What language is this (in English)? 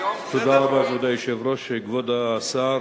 Hebrew